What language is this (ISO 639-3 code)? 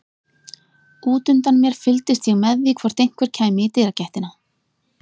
isl